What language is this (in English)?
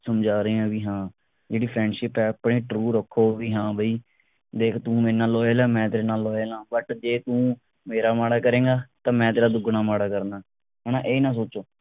Punjabi